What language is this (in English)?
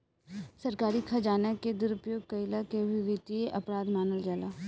Bhojpuri